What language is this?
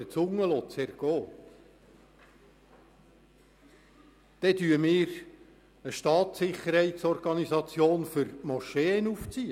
Swiss German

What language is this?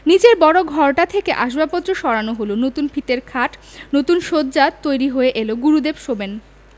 Bangla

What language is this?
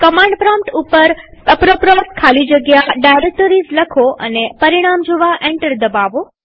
Gujarati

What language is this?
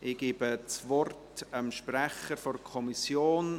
Swiss German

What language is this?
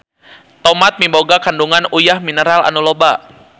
Sundanese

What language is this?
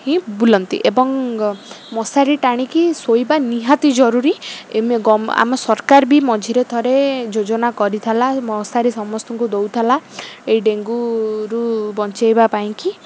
Odia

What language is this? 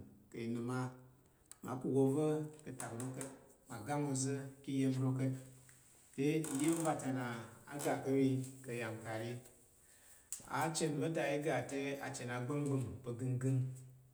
Tarok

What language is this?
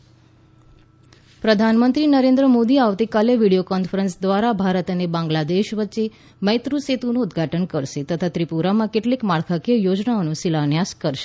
Gujarati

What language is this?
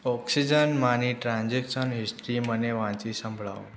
Gujarati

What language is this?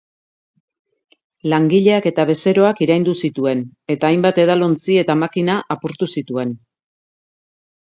Basque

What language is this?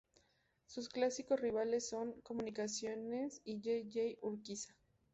Spanish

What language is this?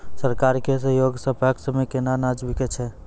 Maithili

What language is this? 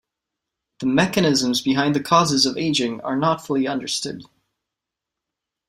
English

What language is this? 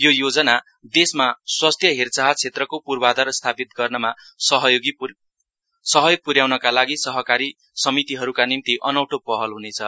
Nepali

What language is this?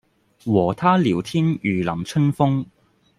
Cantonese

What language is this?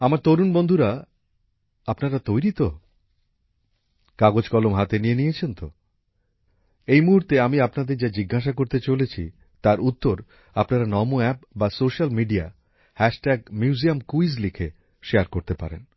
Bangla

